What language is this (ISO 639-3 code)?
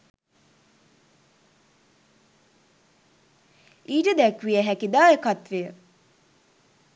sin